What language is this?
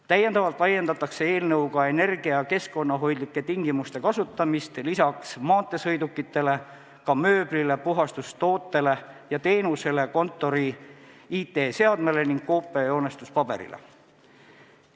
Estonian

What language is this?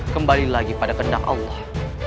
Indonesian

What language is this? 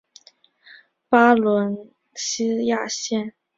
Chinese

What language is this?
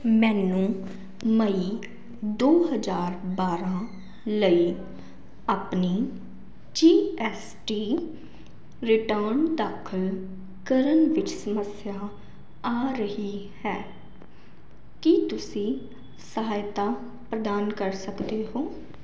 Punjabi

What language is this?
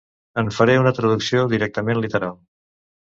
Catalan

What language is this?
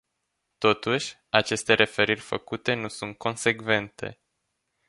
Romanian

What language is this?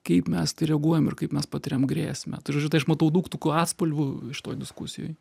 Lithuanian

